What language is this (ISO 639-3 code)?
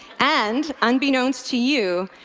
eng